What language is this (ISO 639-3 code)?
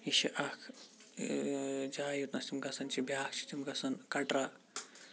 kas